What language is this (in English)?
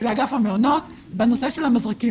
Hebrew